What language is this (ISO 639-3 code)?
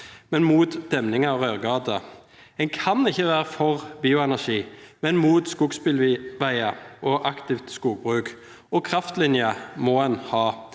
nor